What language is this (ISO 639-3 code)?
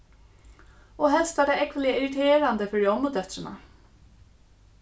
fao